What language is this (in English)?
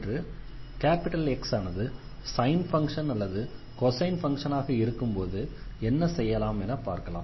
Tamil